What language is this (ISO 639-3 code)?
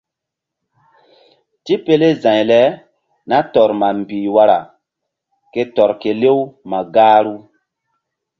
mdd